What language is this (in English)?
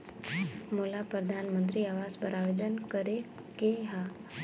Chhattisgarhi